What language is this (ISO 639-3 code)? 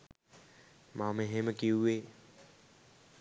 sin